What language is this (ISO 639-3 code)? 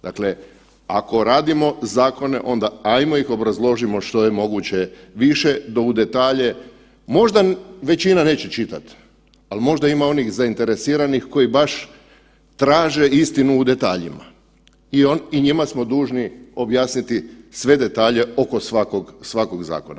hrv